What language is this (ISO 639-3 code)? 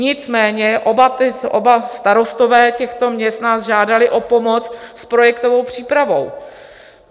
ces